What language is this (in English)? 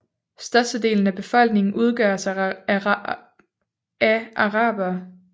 Danish